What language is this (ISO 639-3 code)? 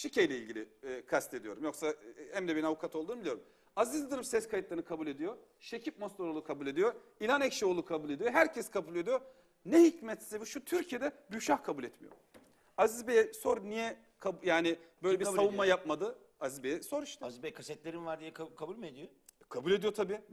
tur